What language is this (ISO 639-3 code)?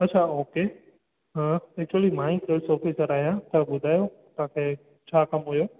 snd